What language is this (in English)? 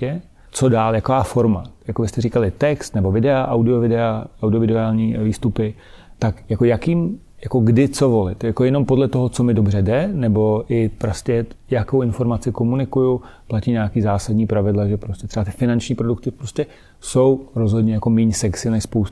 Czech